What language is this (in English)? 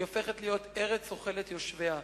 Hebrew